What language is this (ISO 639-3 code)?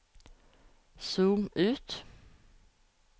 nor